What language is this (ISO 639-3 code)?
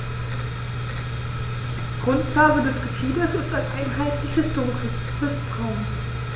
deu